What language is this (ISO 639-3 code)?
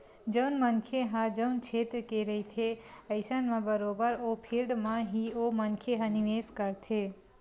hne